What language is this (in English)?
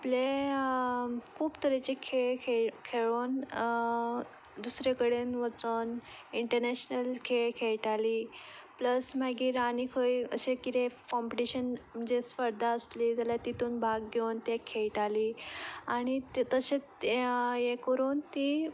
Konkani